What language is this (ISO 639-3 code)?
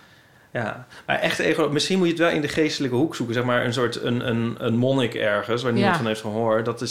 nld